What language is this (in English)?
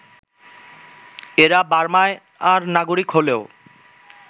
Bangla